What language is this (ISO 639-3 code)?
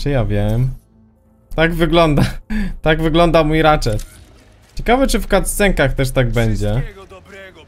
pol